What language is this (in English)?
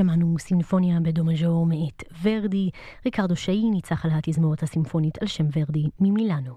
Hebrew